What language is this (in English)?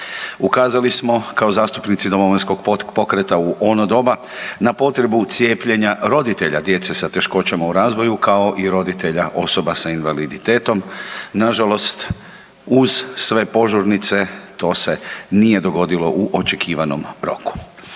Croatian